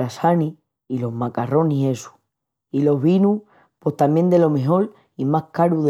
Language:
Extremaduran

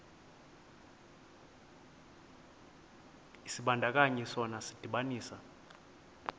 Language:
Xhosa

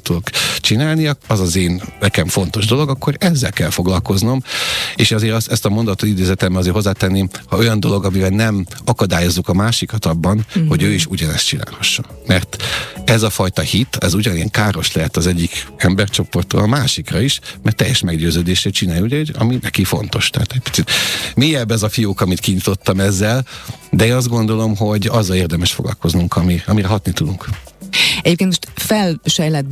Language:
Hungarian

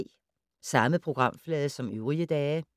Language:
Danish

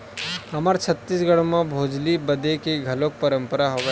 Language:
Chhattisgarhi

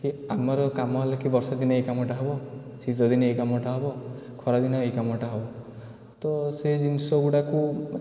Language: Odia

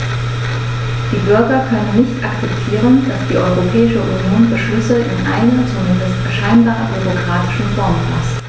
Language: German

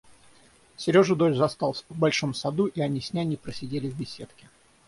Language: Russian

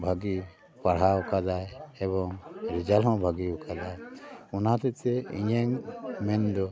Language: Santali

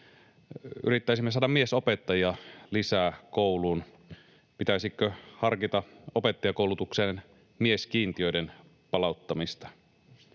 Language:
Finnish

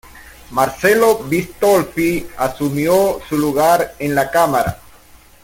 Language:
Spanish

